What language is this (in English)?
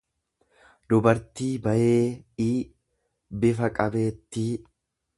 Oromo